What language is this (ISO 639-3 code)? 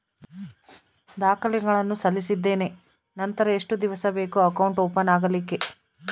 kan